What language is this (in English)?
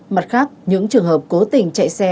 Vietnamese